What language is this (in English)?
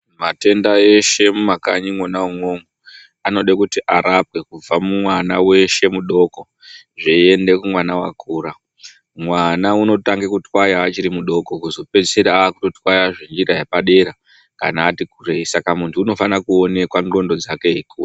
Ndau